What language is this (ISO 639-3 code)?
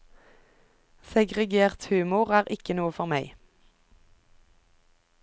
nor